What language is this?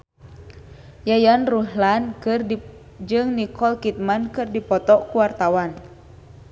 Sundanese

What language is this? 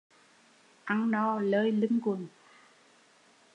Vietnamese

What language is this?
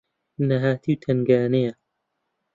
Central Kurdish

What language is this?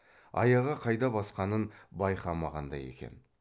Kazakh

